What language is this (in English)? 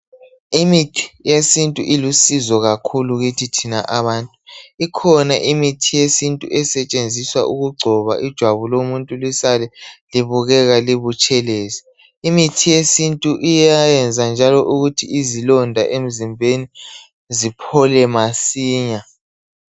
North Ndebele